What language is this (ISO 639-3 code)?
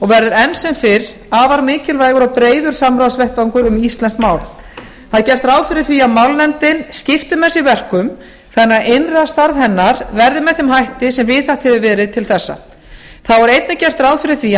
isl